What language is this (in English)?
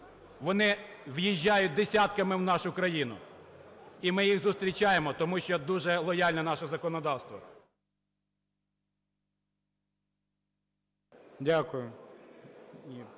Ukrainian